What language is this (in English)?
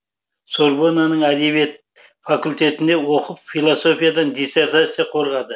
Kazakh